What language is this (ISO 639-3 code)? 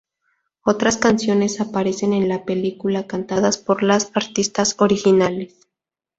spa